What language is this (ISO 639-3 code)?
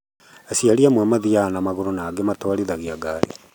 kik